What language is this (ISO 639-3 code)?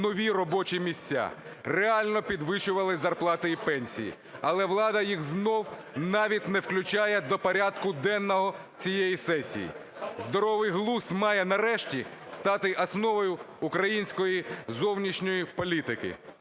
ukr